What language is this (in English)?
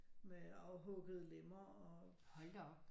Danish